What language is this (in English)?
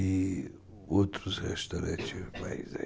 Portuguese